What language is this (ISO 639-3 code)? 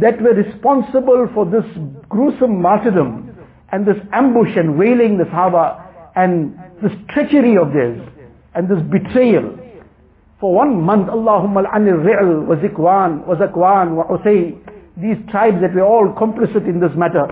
eng